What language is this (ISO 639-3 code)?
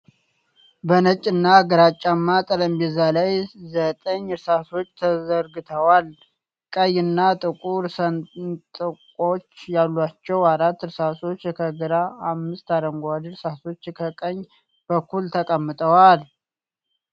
amh